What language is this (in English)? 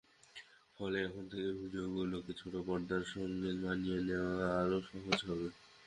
Bangla